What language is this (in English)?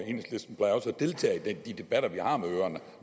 Danish